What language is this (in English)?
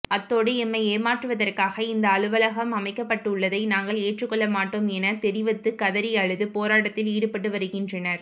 Tamil